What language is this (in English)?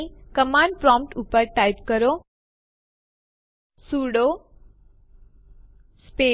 Gujarati